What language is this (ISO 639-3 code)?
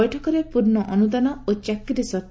ori